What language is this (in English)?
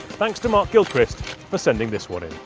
English